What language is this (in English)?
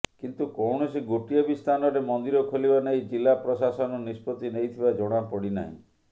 Odia